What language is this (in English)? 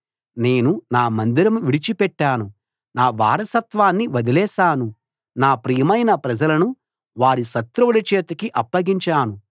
Telugu